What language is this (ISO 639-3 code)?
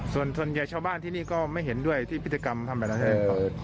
tha